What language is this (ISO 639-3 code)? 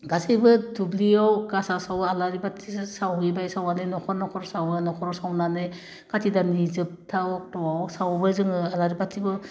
brx